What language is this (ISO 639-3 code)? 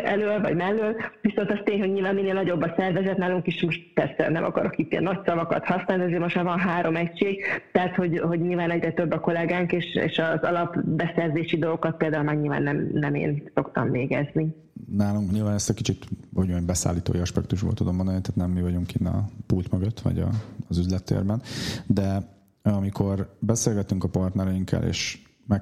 hun